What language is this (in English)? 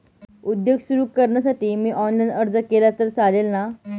Marathi